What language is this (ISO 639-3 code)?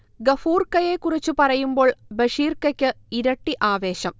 mal